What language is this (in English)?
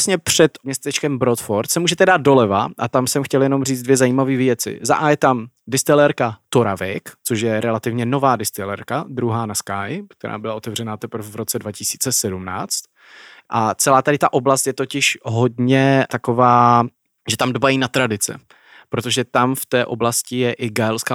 Czech